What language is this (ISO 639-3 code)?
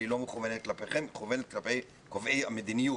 heb